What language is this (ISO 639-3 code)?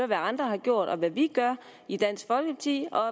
dan